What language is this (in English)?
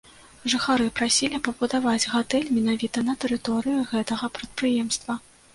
Belarusian